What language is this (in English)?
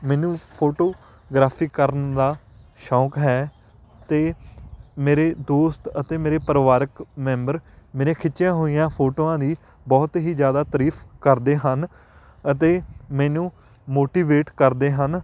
Punjabi